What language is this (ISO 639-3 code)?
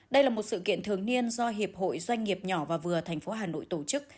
vie